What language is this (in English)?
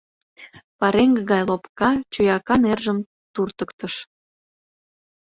Mari